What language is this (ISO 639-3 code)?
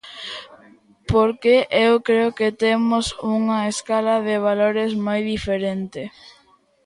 glg